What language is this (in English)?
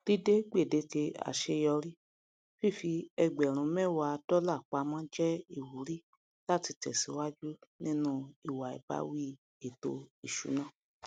Yoruba